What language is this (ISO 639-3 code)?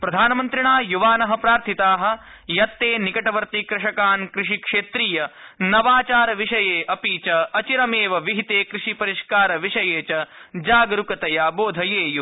san